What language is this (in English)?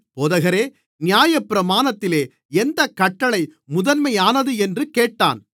Tamil